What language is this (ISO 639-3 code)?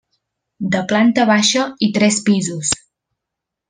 cat